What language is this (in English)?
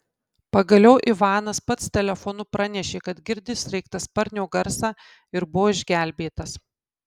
Lithuanian